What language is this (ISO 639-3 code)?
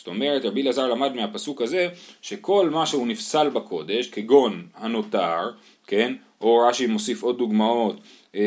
heb